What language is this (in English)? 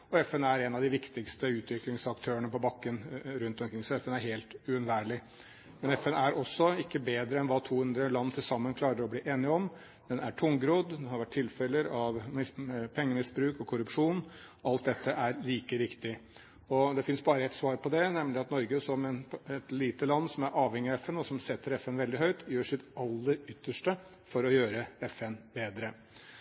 Norwegian Bokmål